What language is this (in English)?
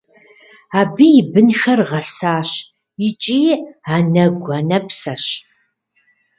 Kabardian